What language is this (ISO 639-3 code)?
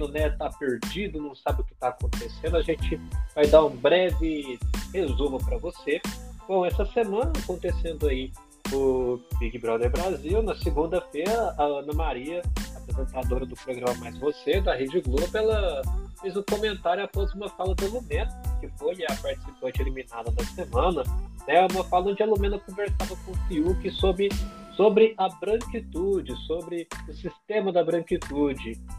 por